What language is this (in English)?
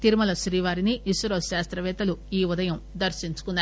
Telugu